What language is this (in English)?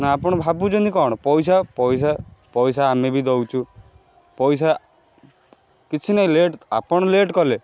Odia